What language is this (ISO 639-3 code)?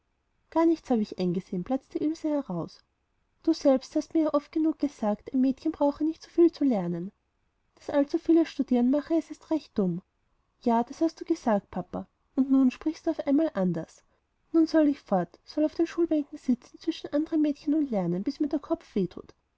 deu